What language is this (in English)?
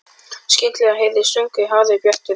Icelandic